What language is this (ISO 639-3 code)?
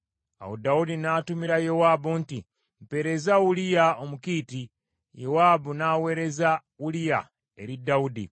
lug